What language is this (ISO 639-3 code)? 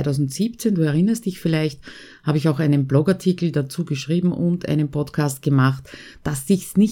deu